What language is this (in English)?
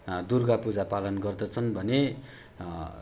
Nepali